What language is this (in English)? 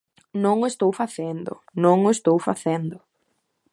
Galician